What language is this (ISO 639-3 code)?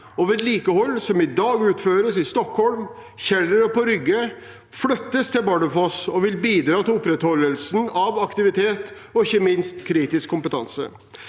nor